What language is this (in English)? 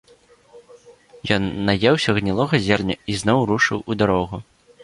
Belarusian